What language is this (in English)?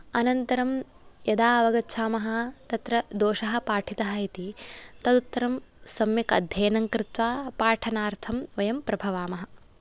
Sanskrit